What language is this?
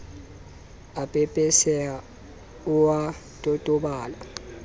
Southern Sotho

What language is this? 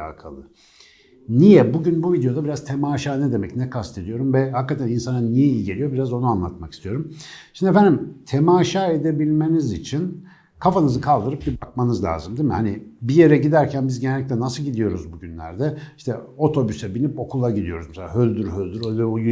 Turkish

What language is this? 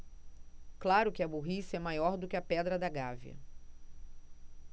Portuguese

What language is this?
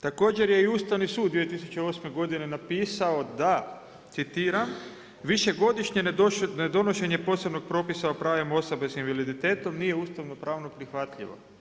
Croatian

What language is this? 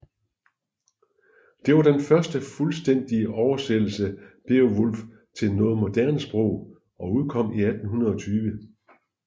Danish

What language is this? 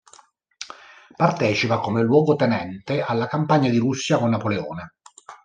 Italian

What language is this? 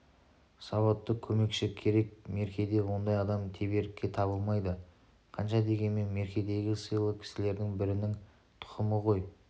Kazakh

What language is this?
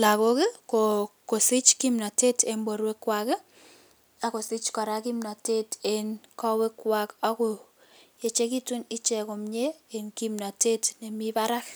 Kalenjin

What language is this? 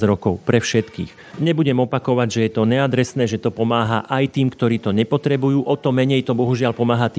Slovak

